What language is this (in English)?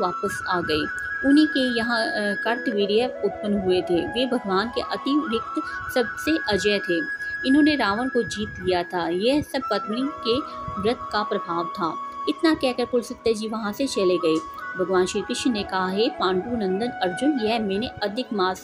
Hindi